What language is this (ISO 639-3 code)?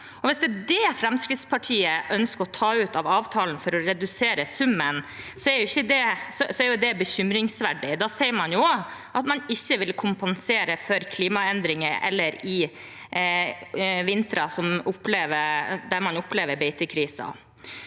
nor